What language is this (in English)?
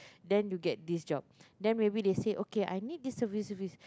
English